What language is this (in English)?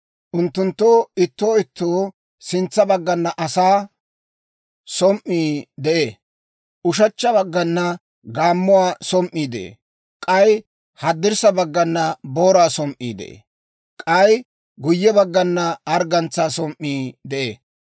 Dawro